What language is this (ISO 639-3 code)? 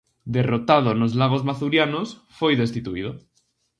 glg